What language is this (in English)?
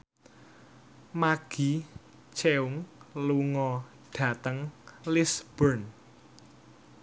Javanese